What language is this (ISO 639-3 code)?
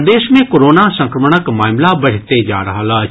mai